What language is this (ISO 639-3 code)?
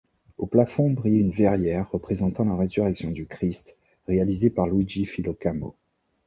fra